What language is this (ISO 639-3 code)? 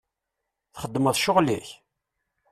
kab